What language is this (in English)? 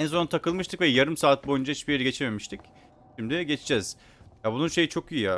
Turkish